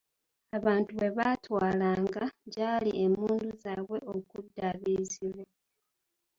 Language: Ganda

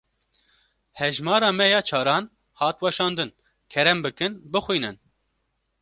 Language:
Kurdish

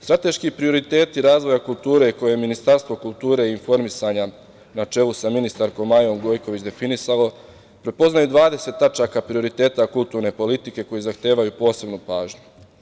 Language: Serbian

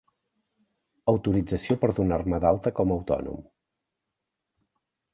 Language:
Catalan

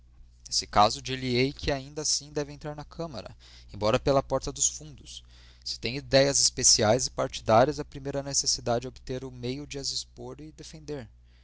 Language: Portuguese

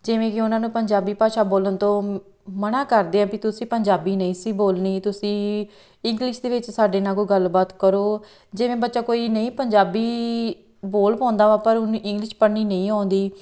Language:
Punjabi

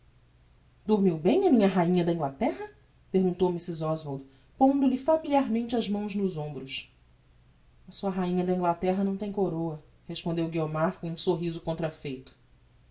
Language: Portuguese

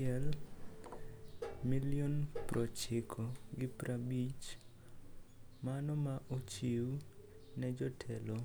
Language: Luo (Kenya and Tanzania)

